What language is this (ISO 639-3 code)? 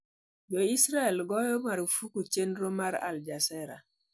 luo